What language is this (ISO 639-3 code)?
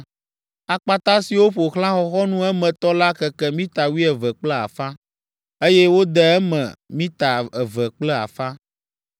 ewe